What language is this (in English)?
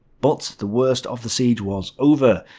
English